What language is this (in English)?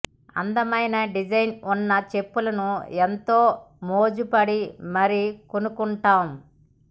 Telugu